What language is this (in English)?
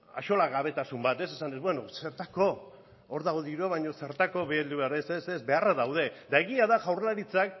Basque